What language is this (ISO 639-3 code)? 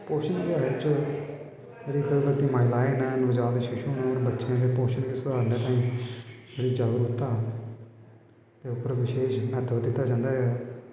doi